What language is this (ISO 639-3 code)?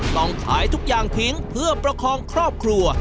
tha